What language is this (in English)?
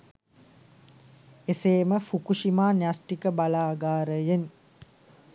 Sinhala